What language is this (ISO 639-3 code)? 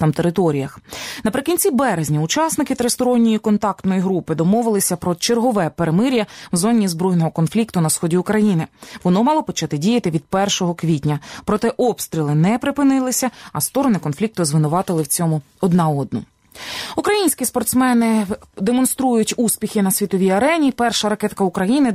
ukr